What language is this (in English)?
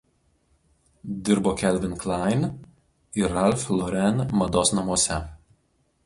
Lithuanian